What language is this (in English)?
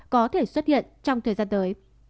Vietnamese